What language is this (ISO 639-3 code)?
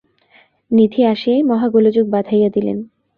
ben